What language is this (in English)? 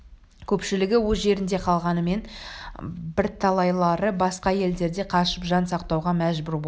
Kazakh